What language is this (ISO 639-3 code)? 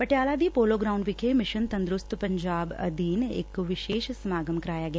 pan